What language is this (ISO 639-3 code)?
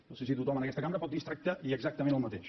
cat